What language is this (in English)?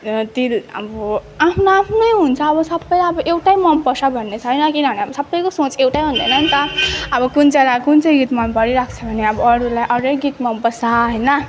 Nepali